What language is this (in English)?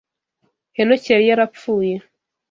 Kinyarwanda